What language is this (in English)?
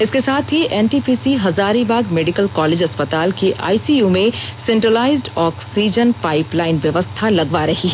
Hindi